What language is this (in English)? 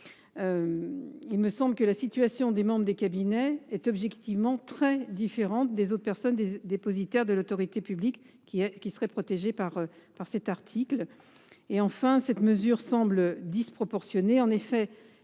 French